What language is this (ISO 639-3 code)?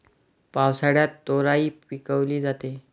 mar